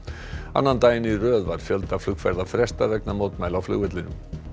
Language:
Icelandic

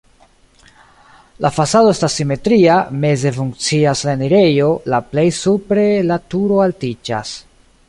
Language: Esperanto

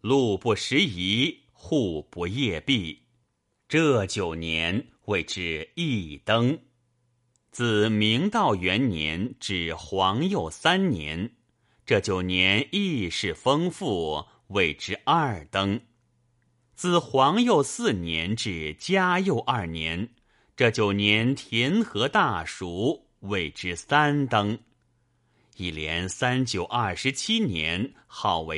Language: Chinese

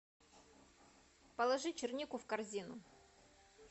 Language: Russian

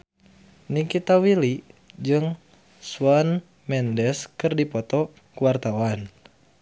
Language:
Sundanese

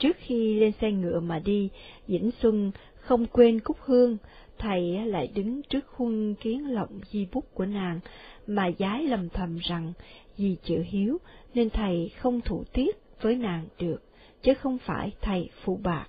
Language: Vietnamese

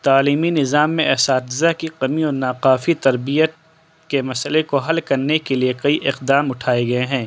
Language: Urdu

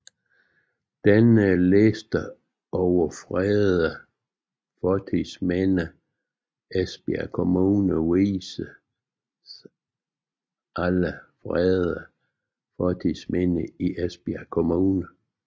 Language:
Danish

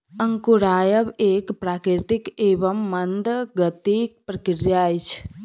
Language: Maithili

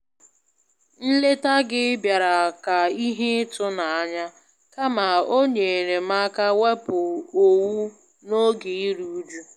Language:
Igbo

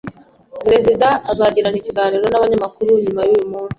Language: Kinyarwanda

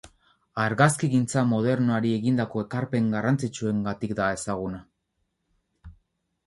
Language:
Basque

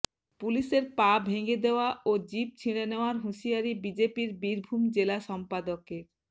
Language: Bangla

